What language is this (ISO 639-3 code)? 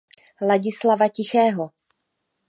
ces